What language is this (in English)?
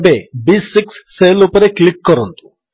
Odia